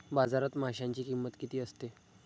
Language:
Marathi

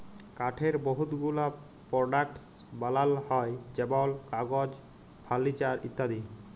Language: Bangla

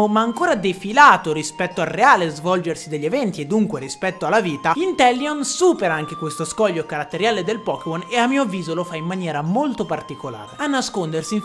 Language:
Italian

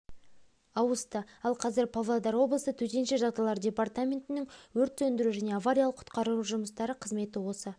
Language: Kazakh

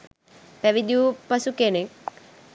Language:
Sinhala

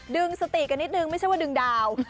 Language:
Thai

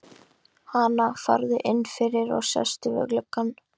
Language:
Icelandic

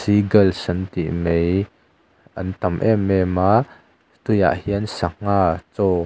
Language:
Mizo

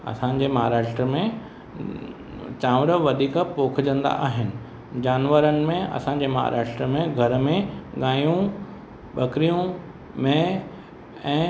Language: Sindhi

